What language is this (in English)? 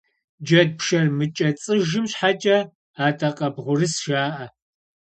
Kabardian